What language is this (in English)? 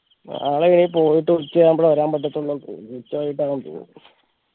Malayalam